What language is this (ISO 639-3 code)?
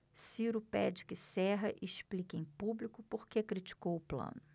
por